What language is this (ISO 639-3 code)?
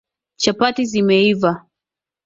swa